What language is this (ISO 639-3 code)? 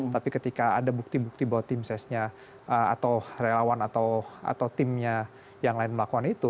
ind